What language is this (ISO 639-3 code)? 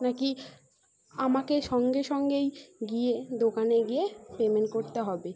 ben